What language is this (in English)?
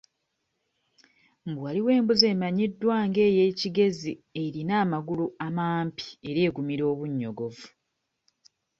Ganda